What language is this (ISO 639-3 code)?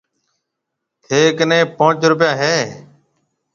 mve